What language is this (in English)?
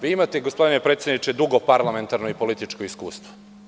Serbian